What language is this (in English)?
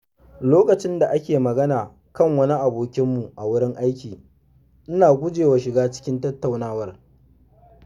Hausa